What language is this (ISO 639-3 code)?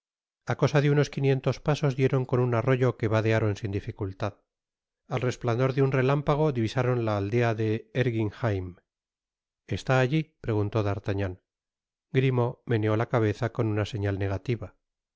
spa